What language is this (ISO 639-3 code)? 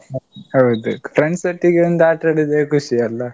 kan